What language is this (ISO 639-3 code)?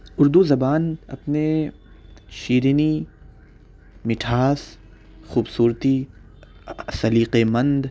urd